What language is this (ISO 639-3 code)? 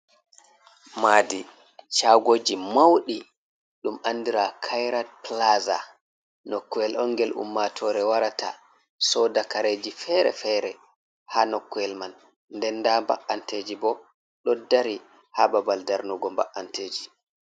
ful